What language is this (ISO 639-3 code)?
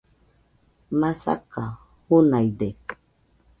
hux